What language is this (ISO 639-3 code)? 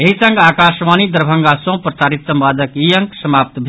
mai